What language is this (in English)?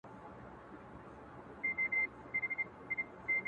Pashto